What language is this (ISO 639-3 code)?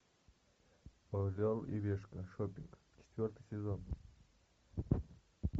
rus